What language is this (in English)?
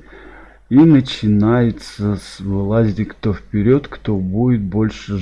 Russian